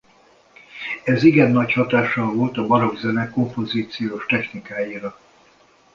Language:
Hungarian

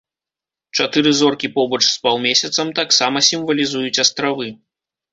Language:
Belarusian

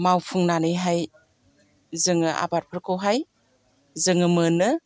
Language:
Bodo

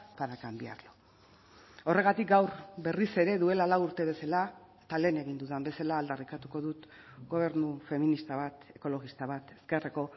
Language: Basque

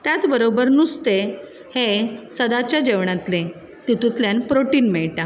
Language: Konkani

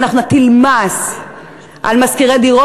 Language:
Hebrew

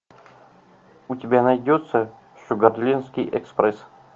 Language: Russian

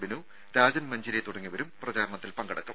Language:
Malayalam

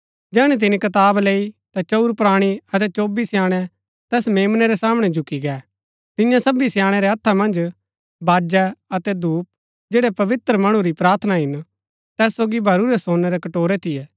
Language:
Gaddi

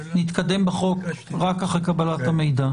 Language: Hebrew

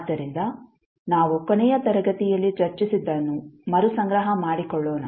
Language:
Kannada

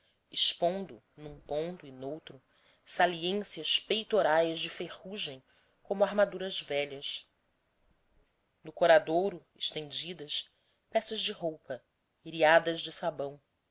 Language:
Portuguese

